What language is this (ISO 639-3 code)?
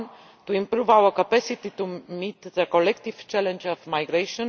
eng